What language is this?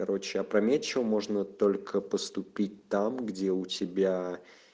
Russian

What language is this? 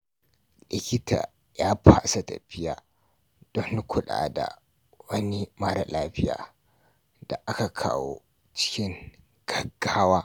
Hausa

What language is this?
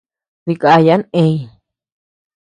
Tepeuxila Cuicatec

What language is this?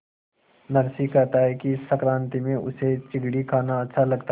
Hindi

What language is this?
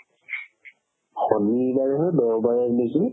Assamese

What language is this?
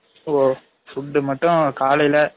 Tamil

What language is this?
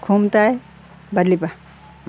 Assamese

